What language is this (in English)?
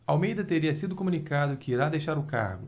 Portuguese